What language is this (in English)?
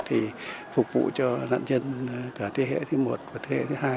Vietnamese